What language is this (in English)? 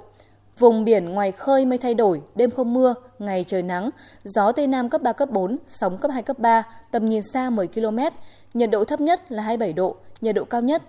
Vietnamese